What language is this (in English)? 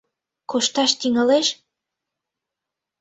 Mari